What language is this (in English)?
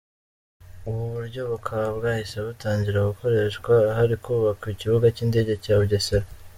Kinyarwanda